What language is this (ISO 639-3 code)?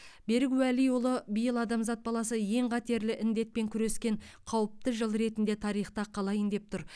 kaz